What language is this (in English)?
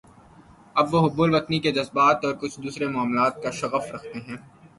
Urdu